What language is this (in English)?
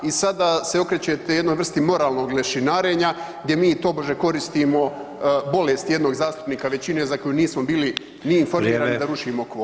Croatian